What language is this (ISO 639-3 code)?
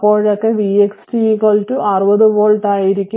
mal